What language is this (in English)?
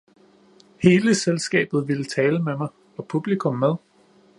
Danish